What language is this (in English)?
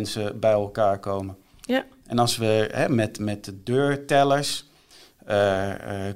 Dutch